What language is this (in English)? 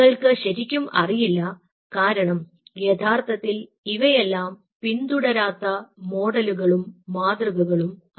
Malayalam